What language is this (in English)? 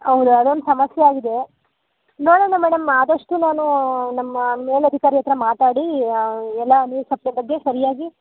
Kannada